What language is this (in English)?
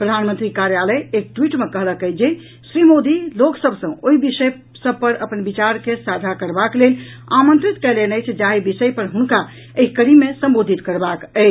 Maithili